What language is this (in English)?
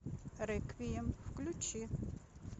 Russian